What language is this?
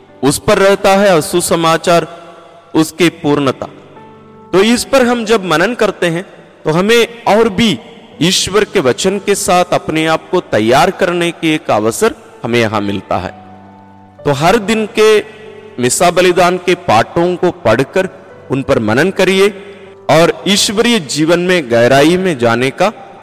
Hindi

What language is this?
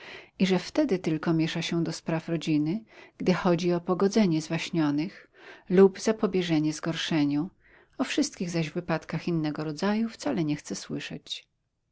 Polish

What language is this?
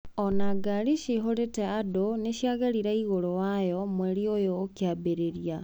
Kikuyu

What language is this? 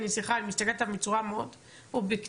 Hebrew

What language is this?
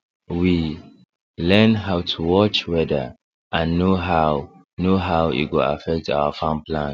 Nigerian Pidgin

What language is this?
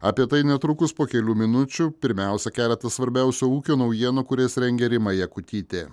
Lithuanian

